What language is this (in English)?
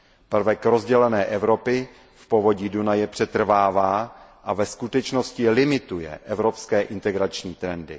Czech